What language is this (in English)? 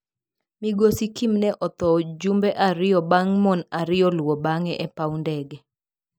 Luo (Kenya and Tanzania)